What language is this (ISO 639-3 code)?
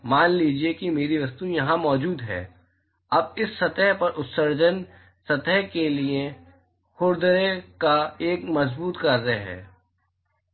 hin